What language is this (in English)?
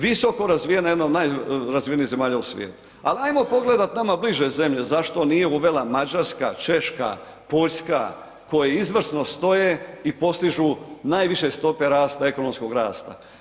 Croatian